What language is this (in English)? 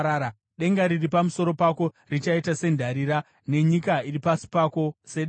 Shona